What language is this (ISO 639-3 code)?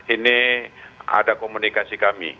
ind